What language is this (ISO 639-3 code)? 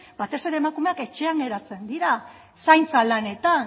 eus